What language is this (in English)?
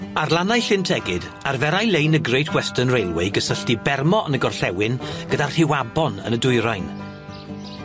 Welsh